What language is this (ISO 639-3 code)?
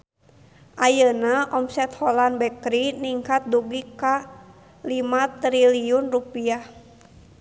sun